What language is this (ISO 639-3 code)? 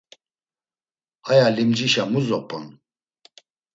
lzz